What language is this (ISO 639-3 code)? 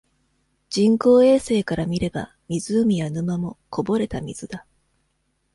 jpn